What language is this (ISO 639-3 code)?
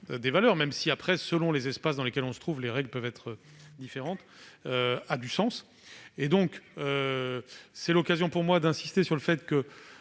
fra